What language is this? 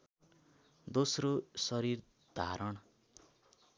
Nepali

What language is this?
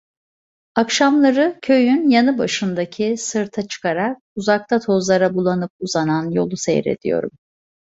Turkish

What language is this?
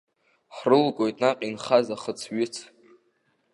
Abkhazian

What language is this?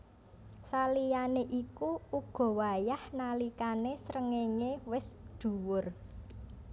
Javanese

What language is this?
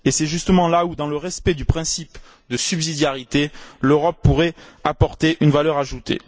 French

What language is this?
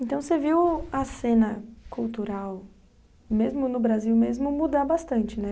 Portuguese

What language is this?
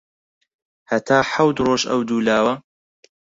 Central Kurdish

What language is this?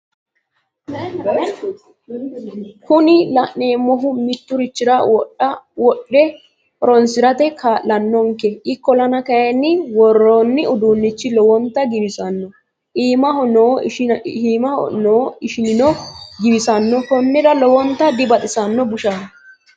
Sidamo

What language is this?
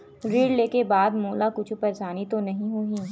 Chhattisgarhi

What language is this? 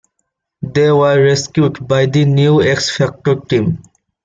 English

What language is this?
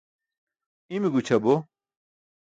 Burushaski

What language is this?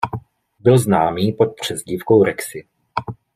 Czech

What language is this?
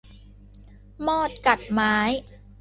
Thai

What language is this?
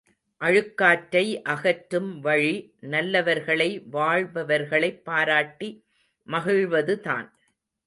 Tamil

